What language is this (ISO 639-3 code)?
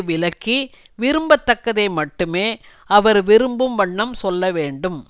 tam